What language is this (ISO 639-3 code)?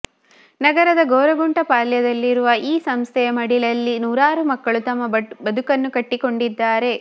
kan